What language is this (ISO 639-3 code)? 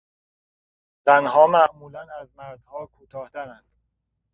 fas